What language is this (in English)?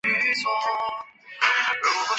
Chinese